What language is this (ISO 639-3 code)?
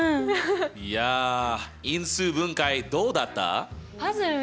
jpn